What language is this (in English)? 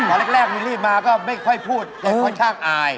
Thai